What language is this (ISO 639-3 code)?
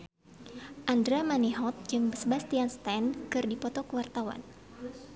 sun